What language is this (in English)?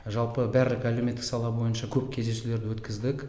Kazakh